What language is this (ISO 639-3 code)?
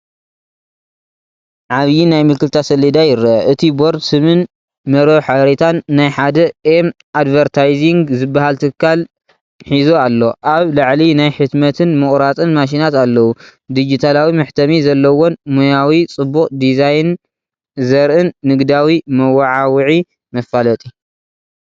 tir